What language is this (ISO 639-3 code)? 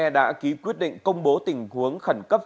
vie